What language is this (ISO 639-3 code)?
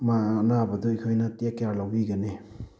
mni